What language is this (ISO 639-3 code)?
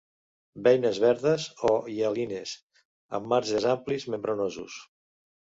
cat